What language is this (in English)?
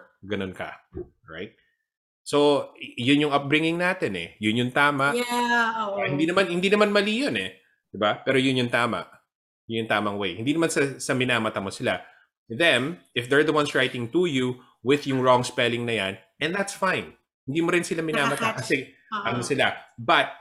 Filipino